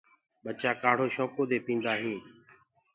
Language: Gurgula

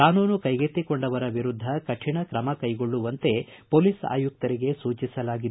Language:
Kannada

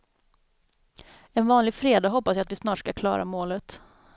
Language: Swedish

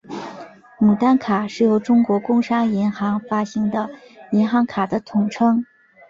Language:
Chinese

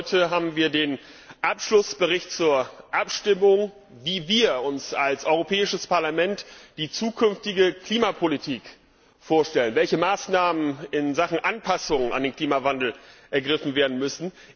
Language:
German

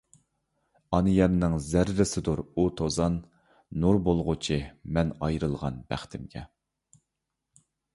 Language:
Uyghur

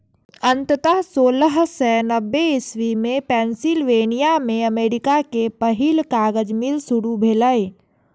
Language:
Maithili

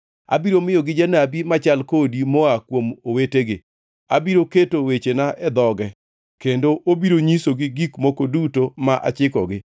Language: Luo (Kenya and Tanzania)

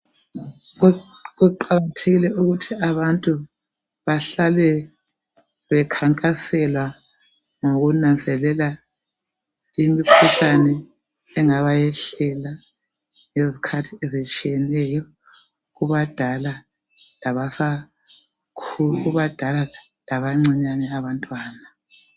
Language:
North Ndebele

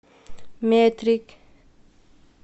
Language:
Russian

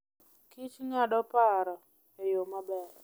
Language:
Luo (Kenya and Tanzania)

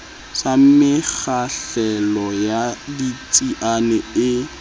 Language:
Southern Sotho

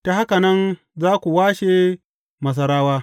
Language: Hausa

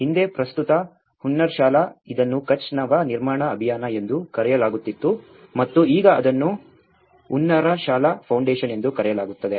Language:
Kannada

